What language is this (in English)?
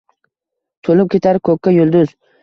Uzbek